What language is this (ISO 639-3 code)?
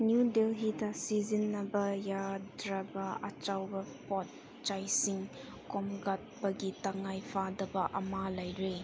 mni